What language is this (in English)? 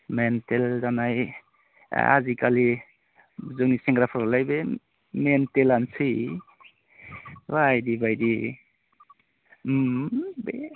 Bodo